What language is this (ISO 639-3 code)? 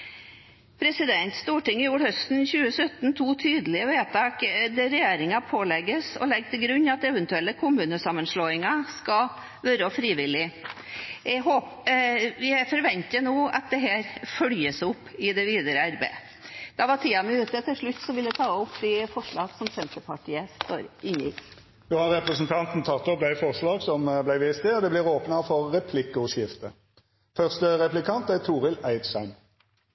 nor